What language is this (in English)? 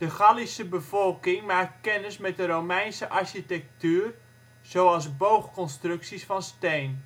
Dutch